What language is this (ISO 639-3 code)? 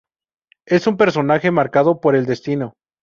spa